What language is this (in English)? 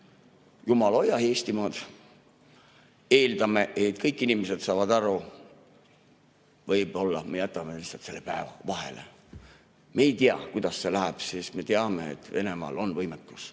Estonian